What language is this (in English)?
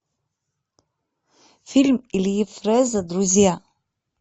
Russian